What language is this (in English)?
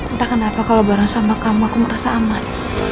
Indonesian